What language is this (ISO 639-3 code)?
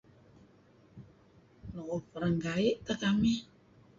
kzi